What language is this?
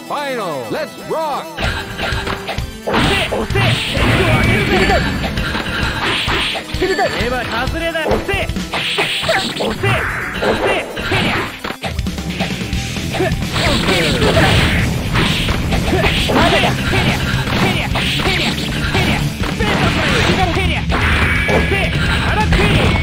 Japanese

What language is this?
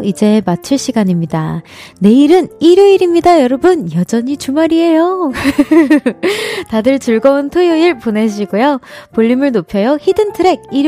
Korean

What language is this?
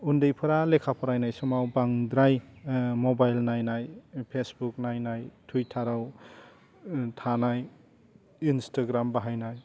Bodo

